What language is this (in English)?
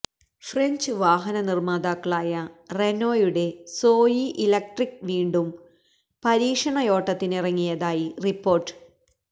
Malayalam